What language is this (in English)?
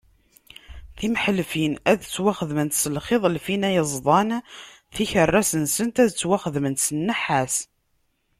Kabyle